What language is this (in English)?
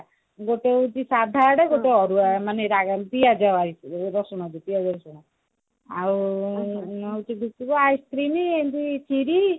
Odia